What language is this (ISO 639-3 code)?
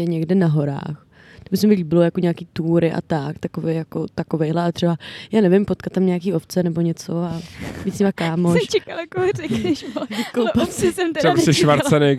ces